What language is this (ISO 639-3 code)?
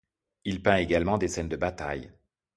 fra